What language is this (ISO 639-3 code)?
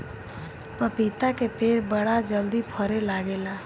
bho